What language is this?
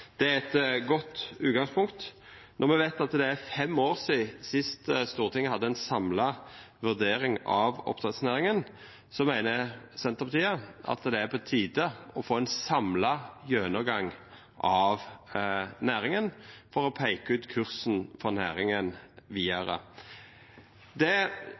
Norwegian Nynorsk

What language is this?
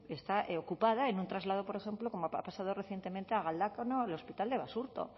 Spanish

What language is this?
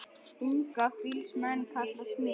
Icelandic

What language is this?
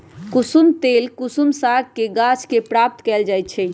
Magahi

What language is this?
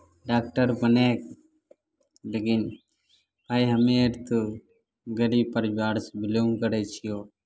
Maithili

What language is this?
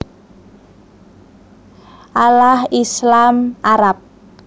Javanese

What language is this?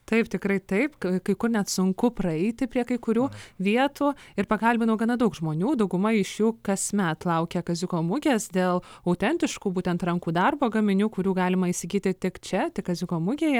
Lithuanian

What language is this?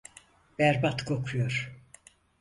Turkish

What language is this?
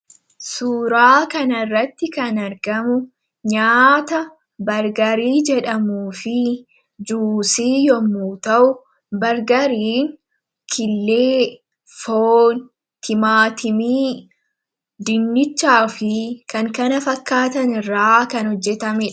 Oromo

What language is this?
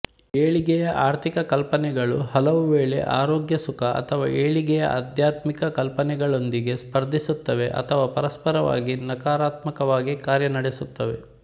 Kannada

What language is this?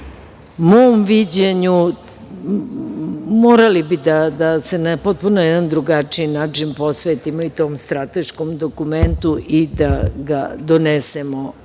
Serbian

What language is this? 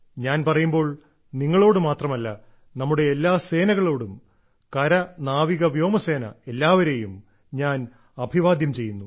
Malayalam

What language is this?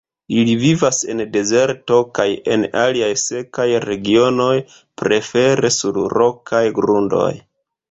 Esperanto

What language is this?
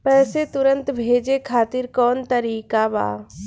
Bhojpuri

